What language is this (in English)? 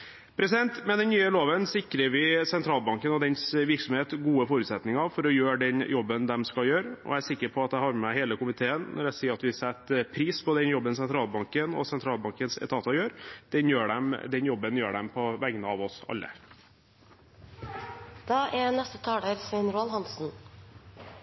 Norwegian Bokmål